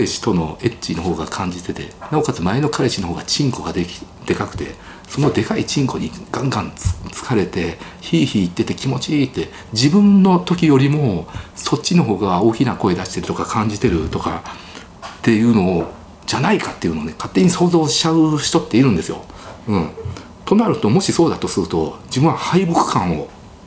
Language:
Japanese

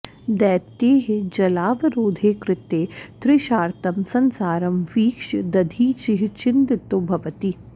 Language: Sanskrit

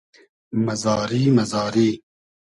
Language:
Hazaragi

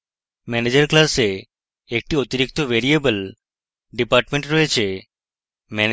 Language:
Bangla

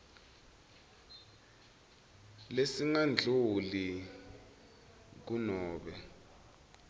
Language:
Swati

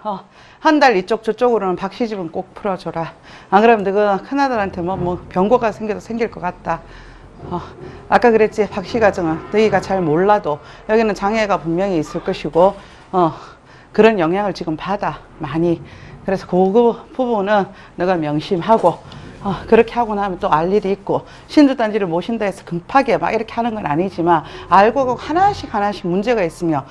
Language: Korean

